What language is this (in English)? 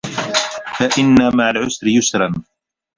Arabic